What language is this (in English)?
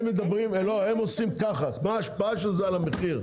Hebrew